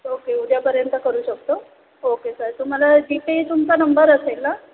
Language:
Marathi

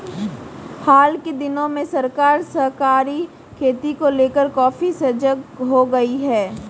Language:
Hindi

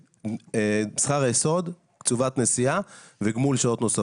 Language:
Hebrew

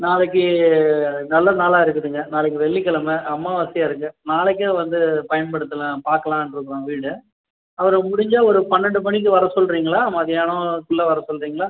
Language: Tamil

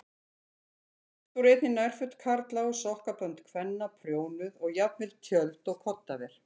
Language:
Icelandic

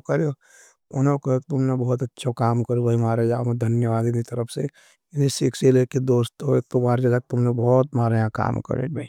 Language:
Nimadi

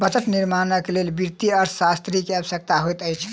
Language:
Maithili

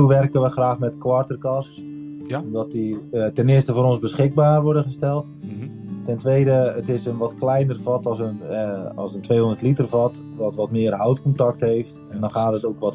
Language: Dutch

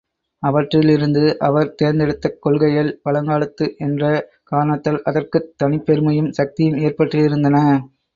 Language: Tamil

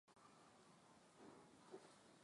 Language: Swahili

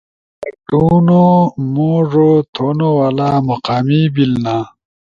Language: Ushojo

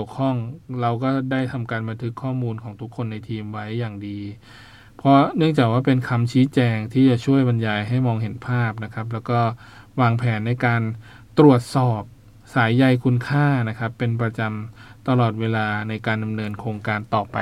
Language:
Thai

